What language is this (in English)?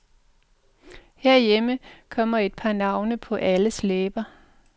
Danish